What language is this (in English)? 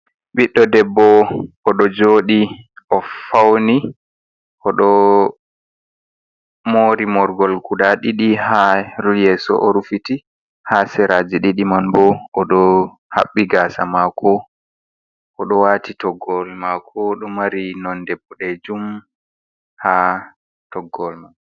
Fula